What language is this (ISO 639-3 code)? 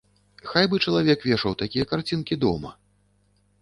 bel